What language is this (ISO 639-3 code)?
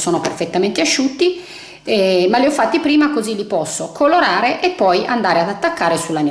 ita